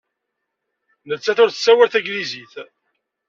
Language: Kabyle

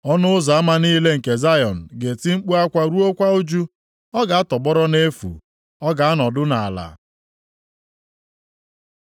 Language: Igbo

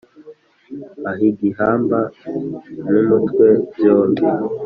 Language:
Kinyarwanda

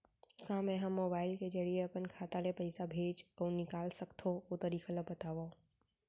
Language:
Chhattisgarhi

